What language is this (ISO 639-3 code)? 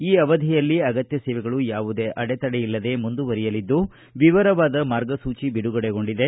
kan